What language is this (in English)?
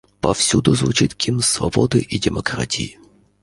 Russian